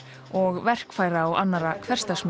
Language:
Icelandic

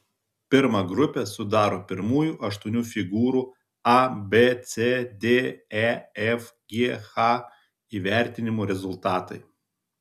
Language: Lithuanian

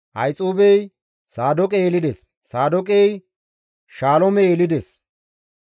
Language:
Gamo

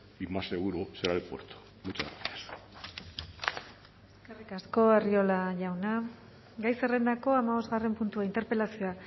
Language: Basque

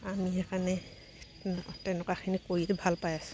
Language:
Assamese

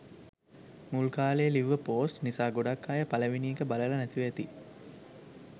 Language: Sinhala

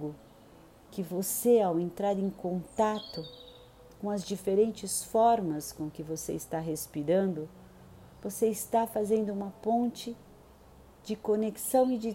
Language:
Portuguese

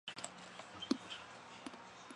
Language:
Chinese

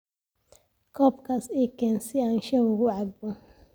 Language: Somali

